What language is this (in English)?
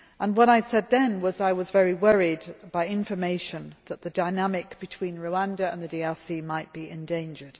English